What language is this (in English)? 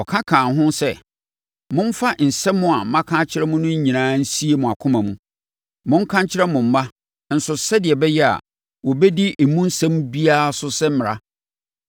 Akan